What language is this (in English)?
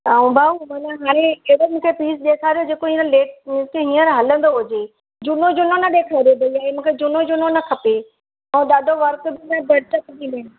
Sindhi